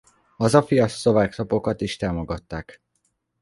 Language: Hungarian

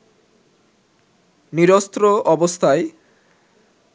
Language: Bangla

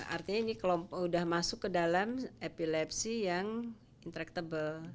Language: Indonesian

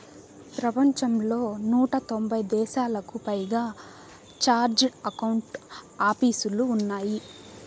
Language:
Telugu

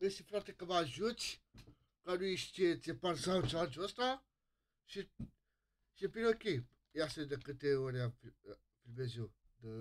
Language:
Romanian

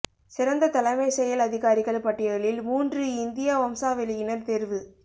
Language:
Tamil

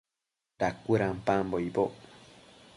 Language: Matsés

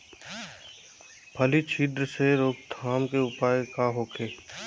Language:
Bhojpuri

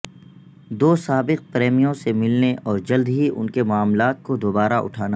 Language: Urdu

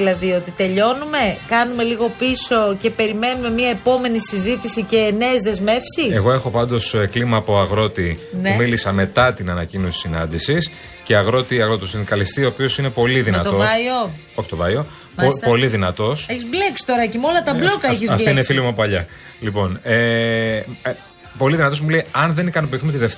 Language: Greek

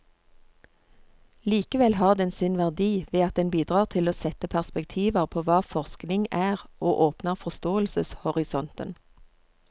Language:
Norwegian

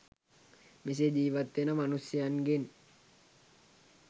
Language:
Sinhala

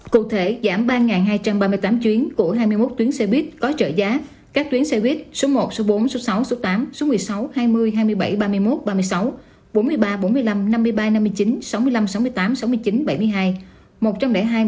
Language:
Vietnamese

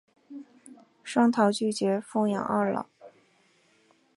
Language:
Chinese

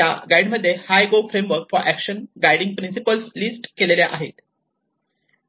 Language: Marathi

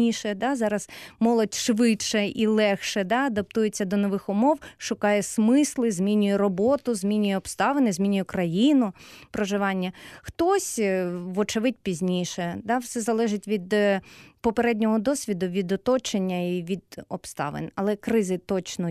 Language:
Ukrainian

